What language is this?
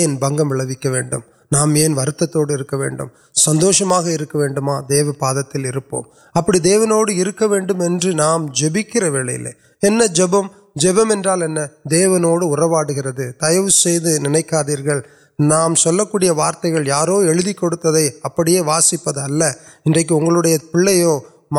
Urdu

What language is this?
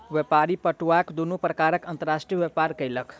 Maithili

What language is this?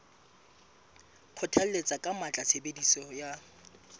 Southern Sotho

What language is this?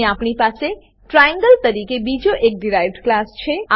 Gujarati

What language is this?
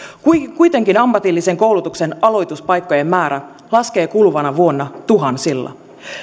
Finnish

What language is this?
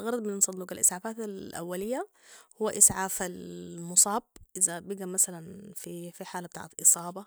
Sudanese Arabic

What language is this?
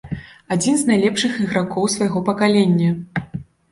Belarusian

